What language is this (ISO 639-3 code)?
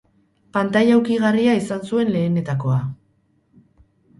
eus